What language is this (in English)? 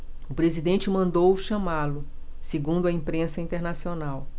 Portuguese